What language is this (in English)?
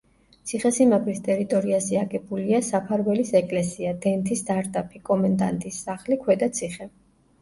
Georgian